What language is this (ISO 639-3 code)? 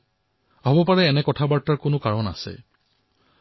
asm